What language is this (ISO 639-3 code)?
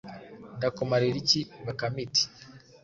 kin